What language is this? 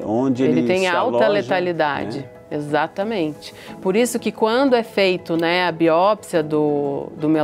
Portuguese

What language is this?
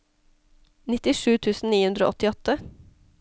Norwegian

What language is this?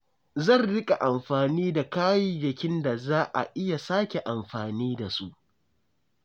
Hausa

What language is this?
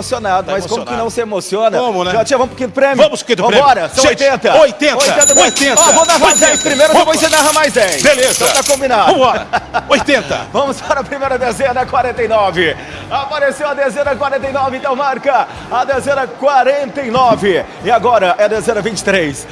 Portuguese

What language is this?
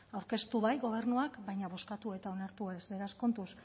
Basque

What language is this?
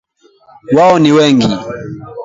Swahili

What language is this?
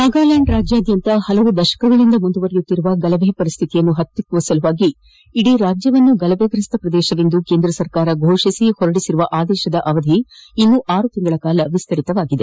Kannada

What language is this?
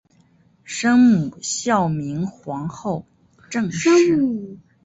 Chinese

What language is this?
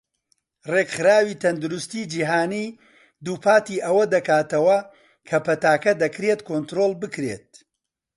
Central Kurdish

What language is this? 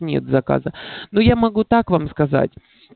Russian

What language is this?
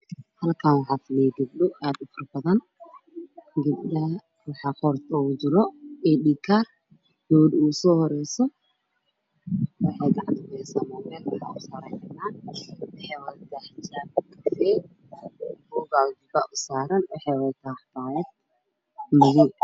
Somali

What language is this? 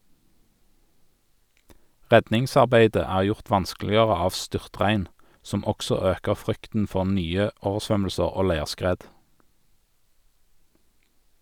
Norwegian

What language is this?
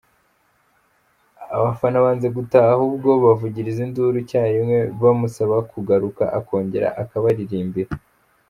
Kinyarwanda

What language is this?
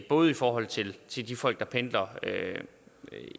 Danish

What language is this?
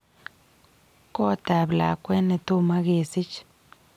Kalenjin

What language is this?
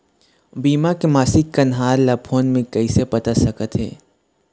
Chhattisgarhi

